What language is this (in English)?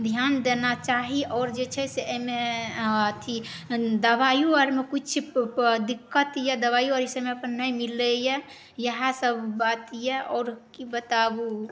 Maithili